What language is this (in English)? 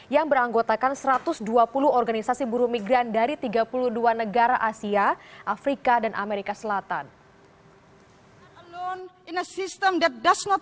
Indonesian